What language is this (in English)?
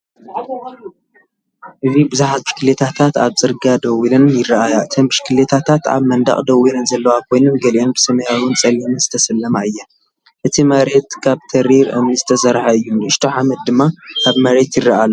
Tigrinya